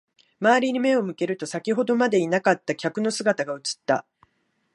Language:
Japanese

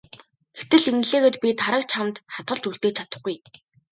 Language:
Mongolian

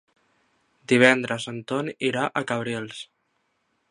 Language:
Catalan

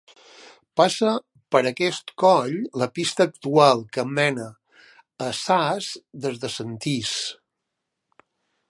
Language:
Catalan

